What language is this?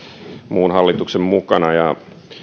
Finnish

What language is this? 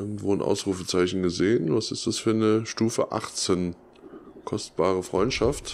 German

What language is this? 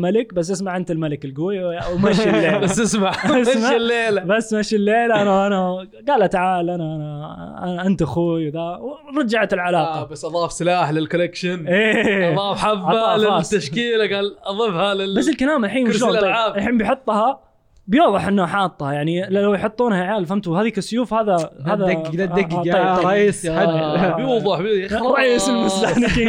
Arabic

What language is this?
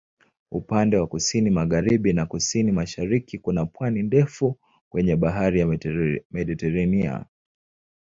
Swahili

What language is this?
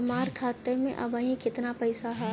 Bhojpuri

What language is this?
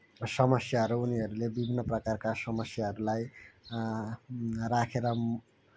Nepali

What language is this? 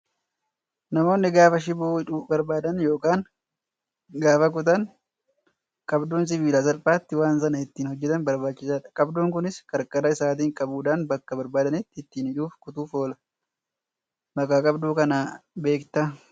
Oromo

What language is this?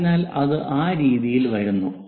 Malayalam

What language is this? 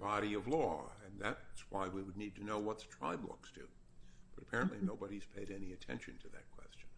English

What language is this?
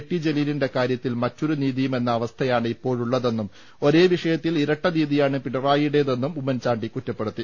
Malayalam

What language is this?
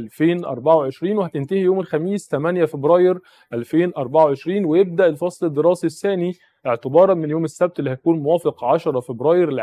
Arabic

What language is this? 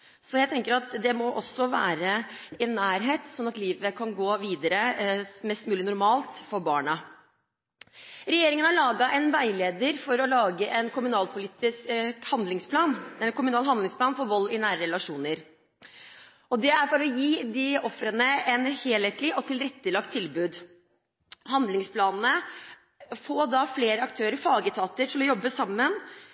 Norwegian Bokmål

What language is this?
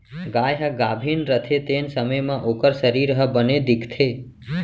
Chhattisgarhi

